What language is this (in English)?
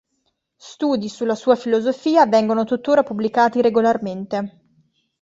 Italian